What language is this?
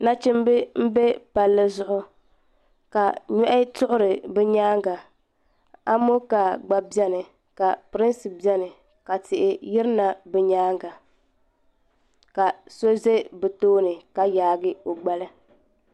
Dagbani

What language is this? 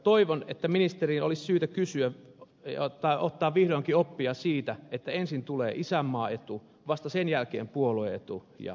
Finnish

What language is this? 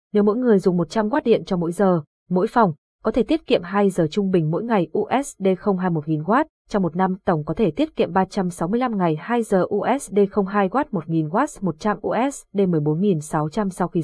Vietnamese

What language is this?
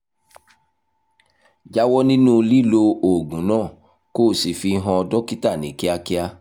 Yoruba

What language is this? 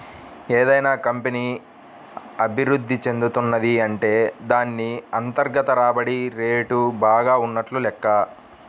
Telugu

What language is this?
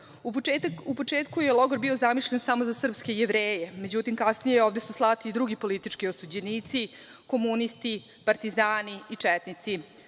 Serbian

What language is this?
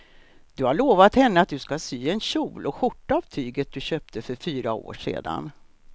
Swedish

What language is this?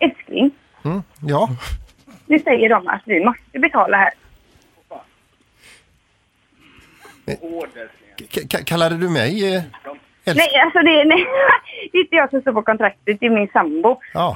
Swedish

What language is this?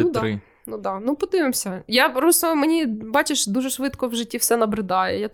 Ukrainian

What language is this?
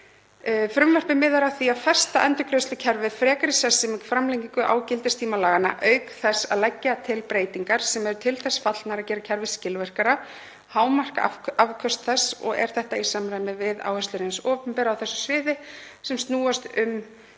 Icelandic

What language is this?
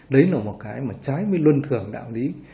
Vietnamese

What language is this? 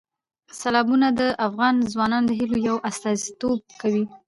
Pashto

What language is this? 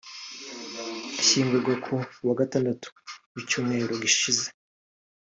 Kinyarwanda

